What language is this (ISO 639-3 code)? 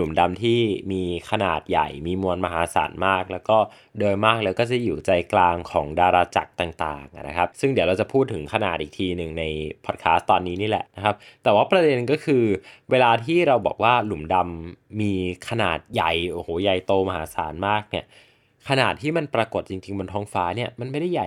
tha